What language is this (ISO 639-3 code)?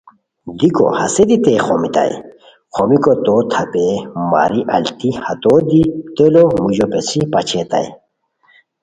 khw